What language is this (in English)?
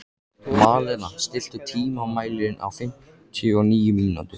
Icelandic